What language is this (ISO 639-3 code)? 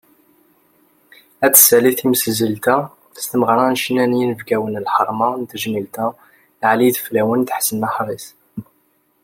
kab